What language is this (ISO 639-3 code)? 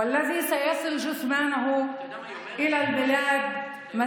heb